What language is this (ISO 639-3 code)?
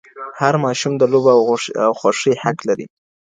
pus